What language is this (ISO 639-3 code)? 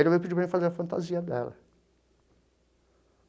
por